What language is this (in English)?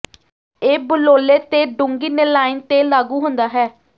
Punjabi